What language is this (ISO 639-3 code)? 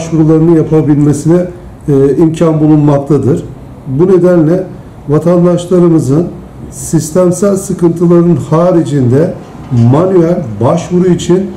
tur